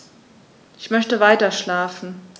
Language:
German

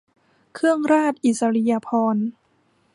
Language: Thai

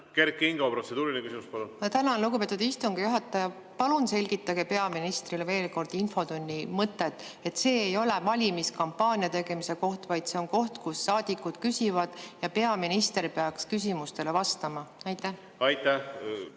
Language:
Estonian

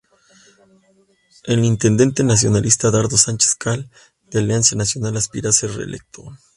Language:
Spanish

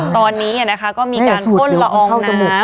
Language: Thai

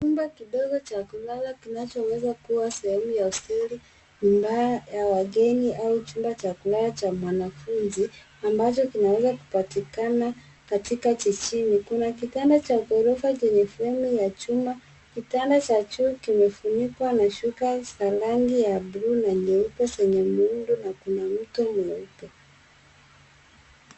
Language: Swahili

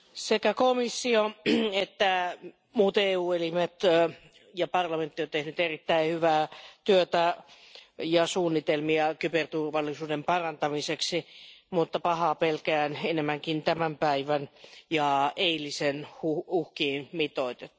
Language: Finnish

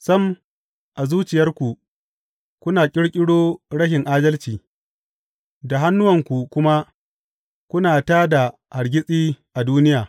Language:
Hausa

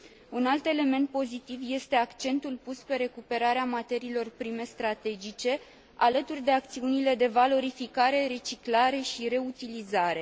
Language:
Romanian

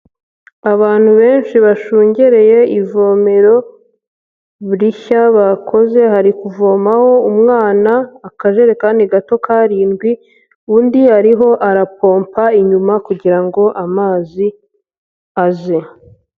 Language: Kinyarwanda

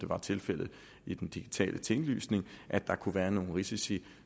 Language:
Danish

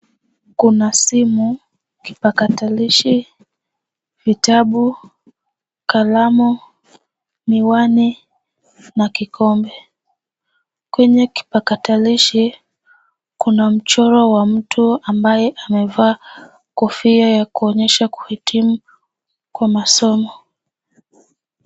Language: Swahili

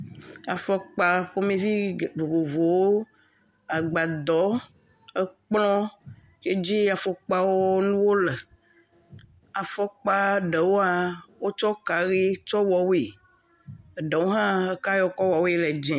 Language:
Ewe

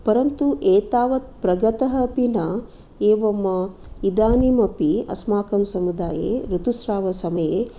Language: Sanskrit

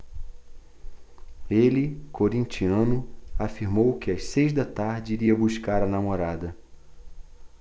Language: Portuguese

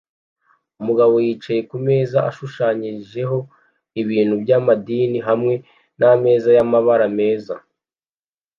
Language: Kinyarwanda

